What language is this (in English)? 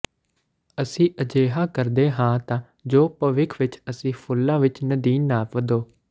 Punjabi